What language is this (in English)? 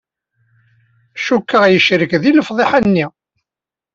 Kabyle